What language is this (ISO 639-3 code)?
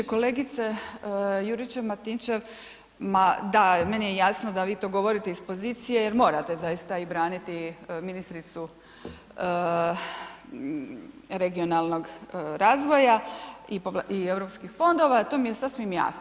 hrv